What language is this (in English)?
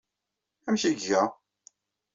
Kabyle